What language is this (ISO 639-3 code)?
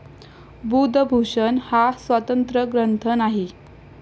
mar